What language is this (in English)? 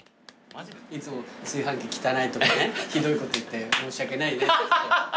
Japanese